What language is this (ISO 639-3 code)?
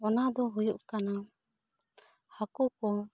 sat